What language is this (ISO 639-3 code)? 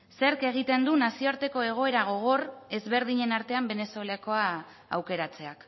eus